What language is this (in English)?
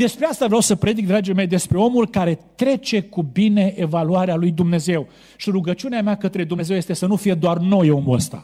Romanian